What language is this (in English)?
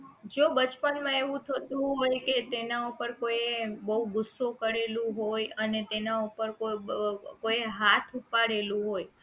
Gujarati